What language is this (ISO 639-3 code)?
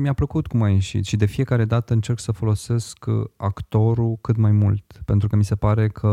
ron